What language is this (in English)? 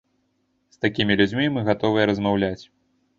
Belarusian